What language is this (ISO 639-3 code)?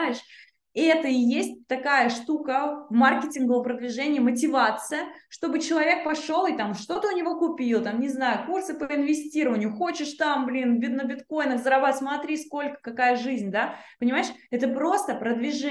rus